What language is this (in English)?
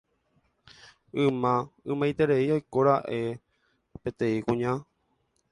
Guarani